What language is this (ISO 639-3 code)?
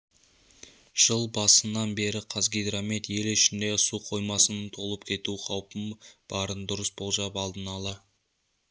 kaz